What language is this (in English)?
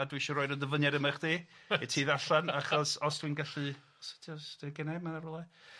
Welsh